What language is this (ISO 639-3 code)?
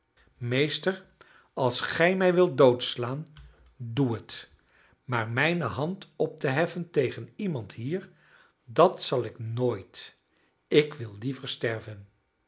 nld